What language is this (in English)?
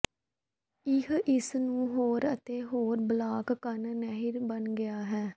Punjabi